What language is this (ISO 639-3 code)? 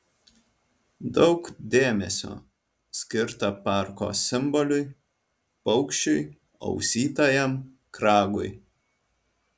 lit